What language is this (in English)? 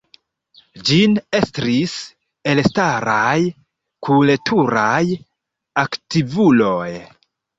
Esperanto